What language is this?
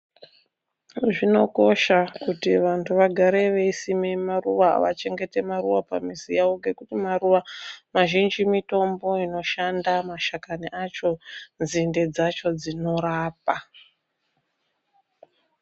Ndau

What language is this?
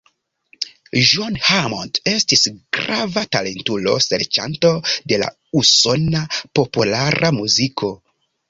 Esperanto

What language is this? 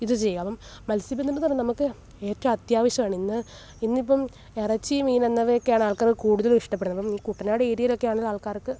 Malayalam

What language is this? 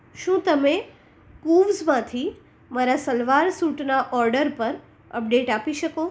Gujarati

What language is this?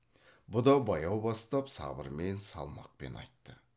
Kazakh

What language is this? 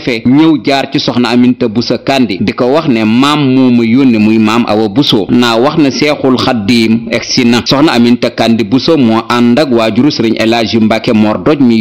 French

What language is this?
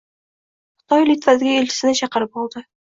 Uzbek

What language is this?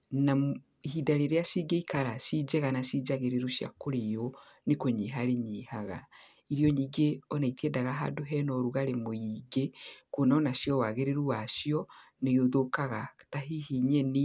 Kikuyu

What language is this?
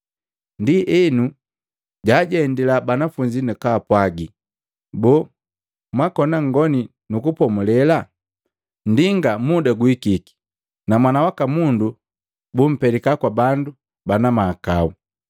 Matengo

